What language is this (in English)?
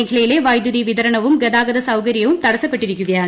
Malayalam